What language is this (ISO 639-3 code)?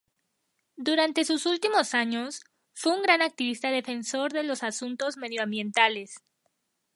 spa